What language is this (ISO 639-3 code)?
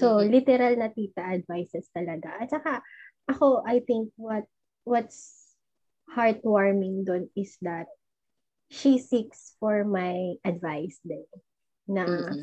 fil